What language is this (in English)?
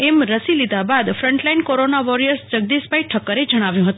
Gujarati